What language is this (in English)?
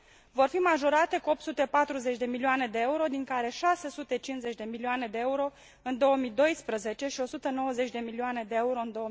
Romanian